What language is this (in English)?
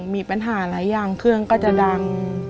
Thai